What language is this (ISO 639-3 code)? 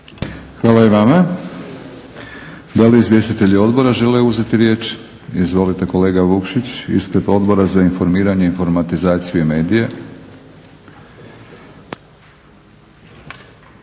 hrv